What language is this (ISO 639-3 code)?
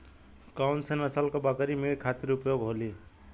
bho